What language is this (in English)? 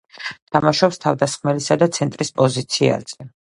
Georgian